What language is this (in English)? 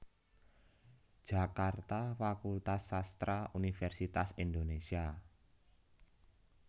Javanese